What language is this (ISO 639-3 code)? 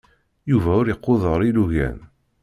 kab